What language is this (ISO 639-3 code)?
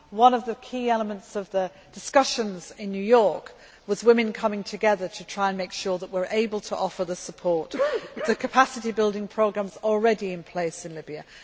eng